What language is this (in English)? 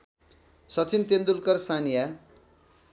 Nepali